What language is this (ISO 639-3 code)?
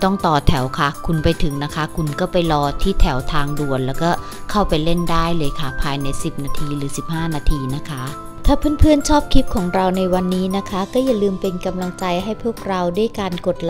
tha